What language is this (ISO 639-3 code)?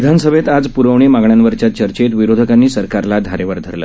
mar